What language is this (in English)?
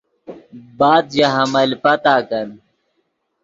Yidgha